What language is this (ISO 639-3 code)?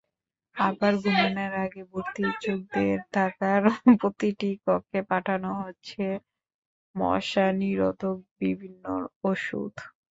ben